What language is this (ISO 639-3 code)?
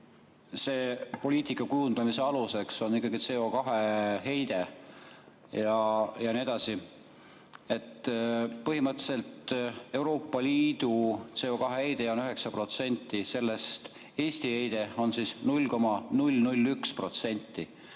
est